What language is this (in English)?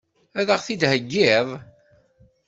Kabyle